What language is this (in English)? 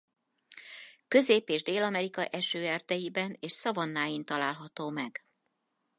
Hungarian